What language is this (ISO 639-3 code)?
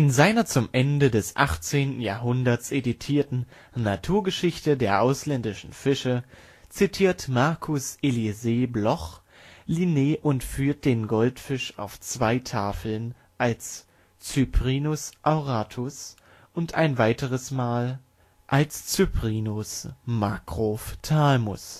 deu